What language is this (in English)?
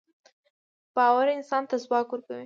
Pashto